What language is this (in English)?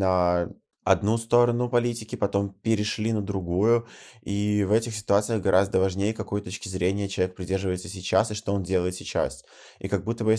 Russian